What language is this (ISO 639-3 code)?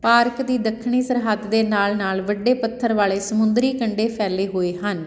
pan